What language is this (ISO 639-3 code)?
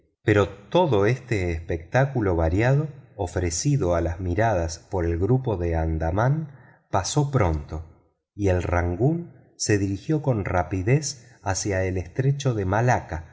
spa